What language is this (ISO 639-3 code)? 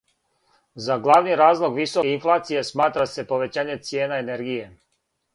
srp